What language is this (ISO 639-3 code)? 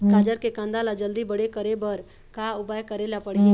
hne